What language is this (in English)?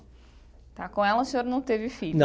Portuguese